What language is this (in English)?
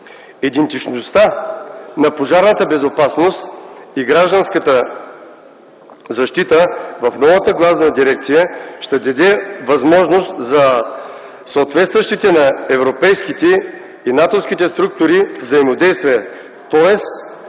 Bulgarian